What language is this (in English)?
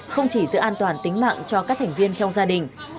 Vietnamese